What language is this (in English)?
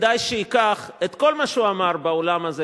Hebrew